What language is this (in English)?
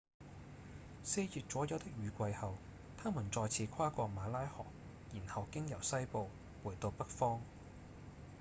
Cantonese